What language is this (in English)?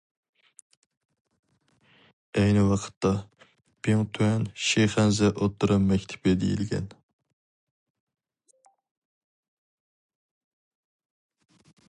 Uyghur